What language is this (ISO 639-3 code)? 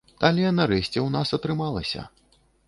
bel